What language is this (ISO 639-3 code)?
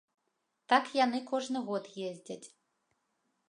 bel